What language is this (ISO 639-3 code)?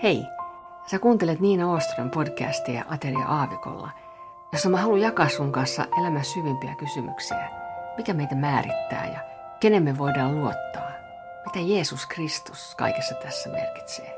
fin